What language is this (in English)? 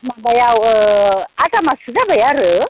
Bodo